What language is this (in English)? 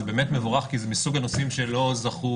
Hebrew